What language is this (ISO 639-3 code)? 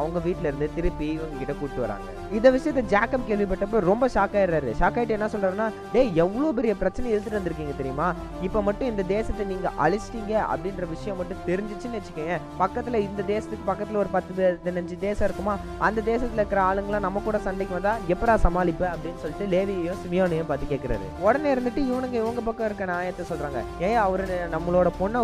tam